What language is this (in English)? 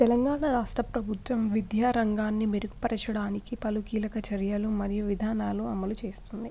Telugu